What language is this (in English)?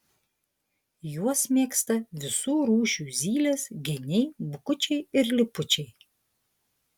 Lithuanian